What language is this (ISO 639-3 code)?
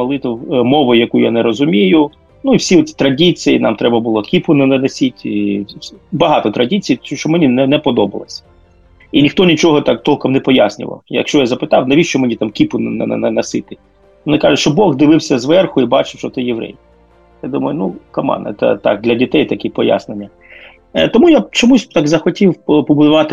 ukr